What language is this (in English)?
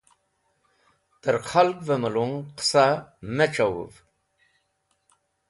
Wakhi